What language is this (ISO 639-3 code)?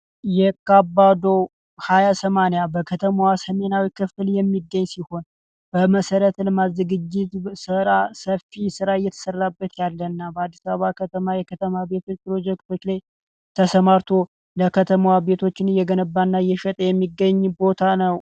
amh